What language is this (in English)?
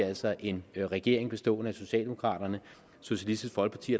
Danish